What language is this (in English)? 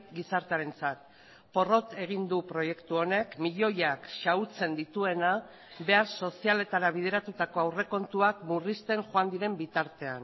Basque